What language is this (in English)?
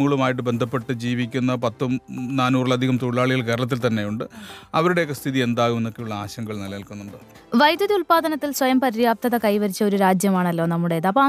Malayalam